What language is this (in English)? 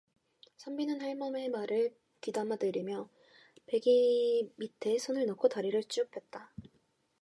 Korean